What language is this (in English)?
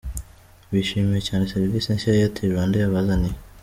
Kinyarwanda